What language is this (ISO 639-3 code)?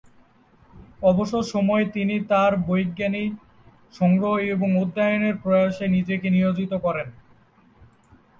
ben